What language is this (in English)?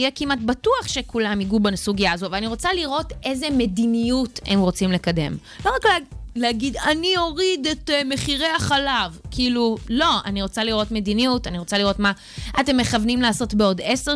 Hebrew